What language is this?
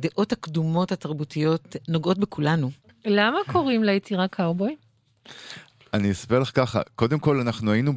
Hebrew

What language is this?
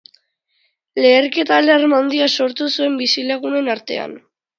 Basque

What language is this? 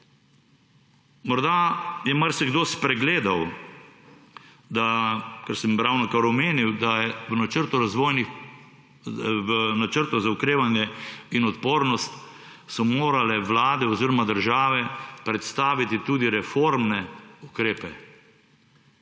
Slovenian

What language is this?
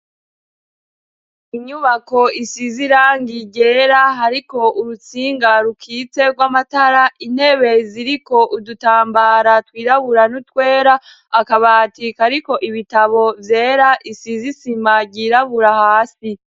Rundi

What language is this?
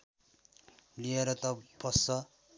Nepali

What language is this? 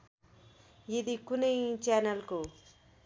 Nepali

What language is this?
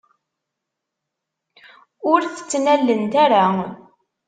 Kabyle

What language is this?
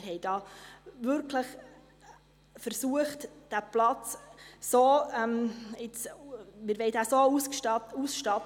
Swiss German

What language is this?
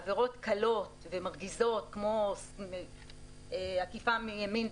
Hebrew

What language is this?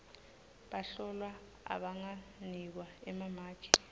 Swati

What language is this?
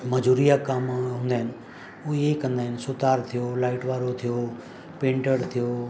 Sindhi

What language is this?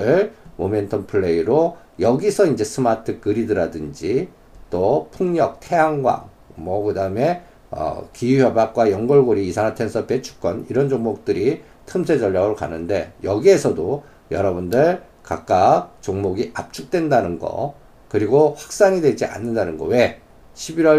Korean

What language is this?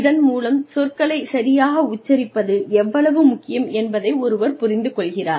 Tamil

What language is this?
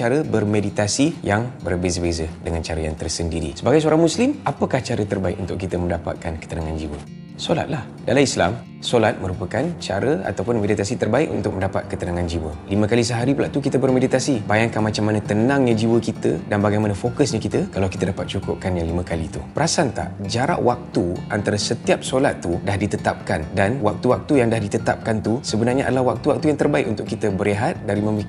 Malay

